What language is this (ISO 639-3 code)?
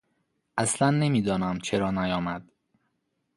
fas